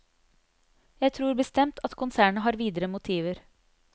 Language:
Norwegian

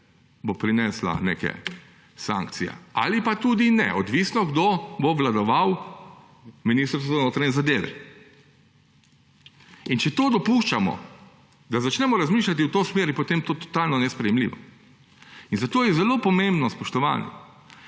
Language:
Slovenian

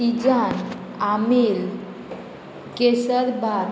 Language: Konkani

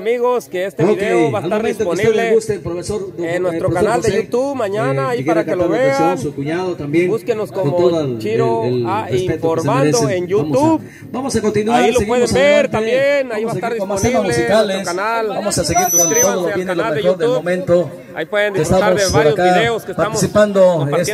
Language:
Spanish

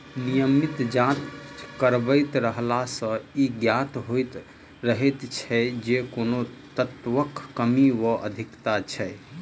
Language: Maithili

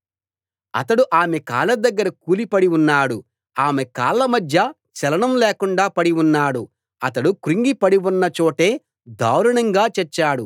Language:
Telugu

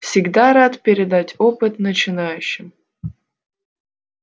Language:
Russian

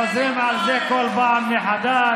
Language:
Hebrew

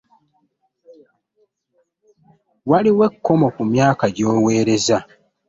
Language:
Ganda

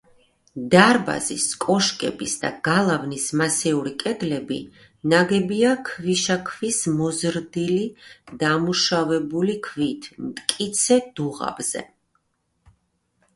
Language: Georgian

